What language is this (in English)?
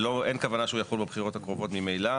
Hebrew